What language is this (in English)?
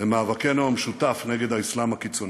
Hebrew